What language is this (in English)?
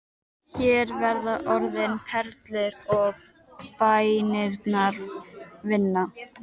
Icelandic